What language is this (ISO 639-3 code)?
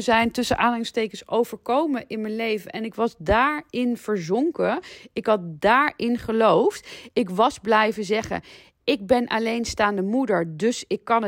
nld